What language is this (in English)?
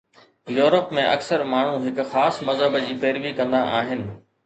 Sindhi